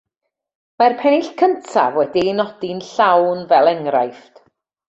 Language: Welsh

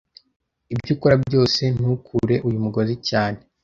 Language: Kinyarwanda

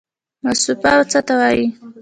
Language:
Pashto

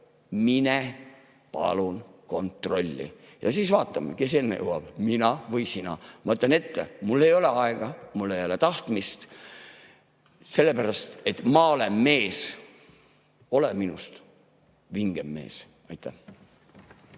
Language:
Estonian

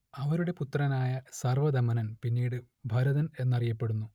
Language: Malayalam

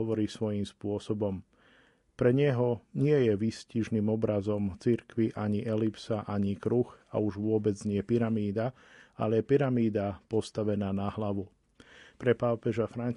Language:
Slovak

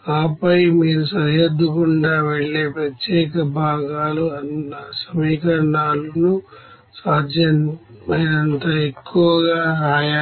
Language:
Telugu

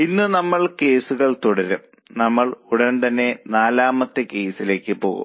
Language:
Malayalam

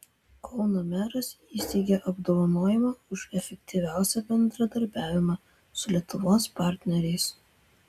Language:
Lithuanian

